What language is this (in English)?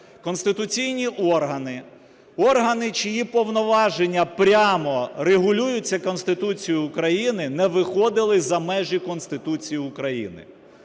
Ukrainian